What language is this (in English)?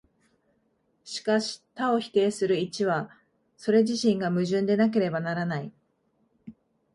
Japanese